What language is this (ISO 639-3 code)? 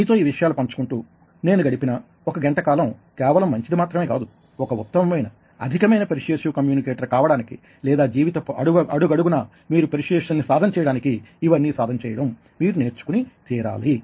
tel